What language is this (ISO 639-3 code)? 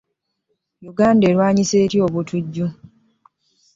lug